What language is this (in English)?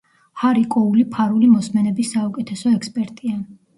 Georgian